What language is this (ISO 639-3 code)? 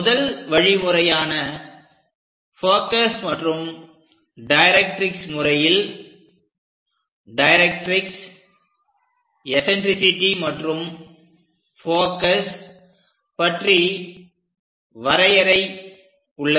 tam